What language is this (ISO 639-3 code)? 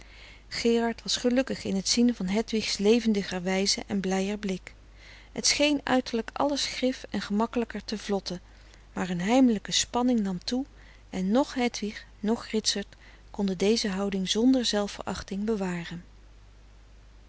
nld